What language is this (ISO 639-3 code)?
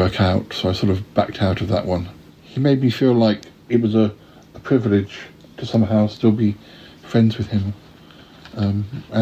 eng